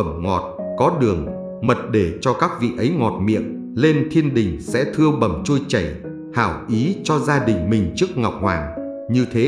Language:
Vietnamese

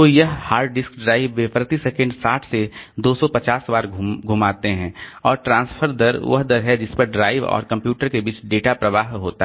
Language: Hindi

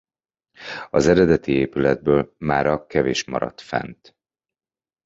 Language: Hungarian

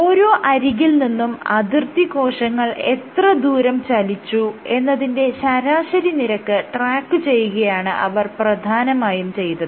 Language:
Malayalam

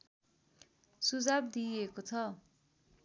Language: Nepali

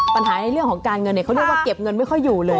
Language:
Thai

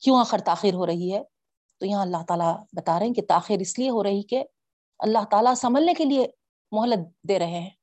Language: Urdu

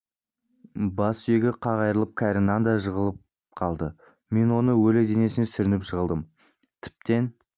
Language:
Kazakh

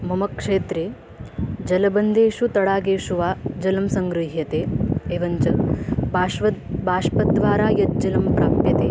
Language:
Sanskrit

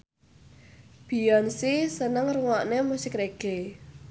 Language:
Javanese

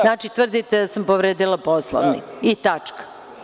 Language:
Serbian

